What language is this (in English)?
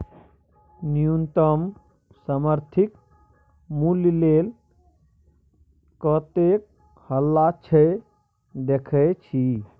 Maithili